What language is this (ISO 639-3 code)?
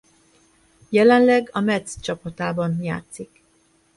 hun